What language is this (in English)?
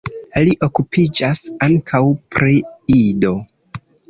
Esperanto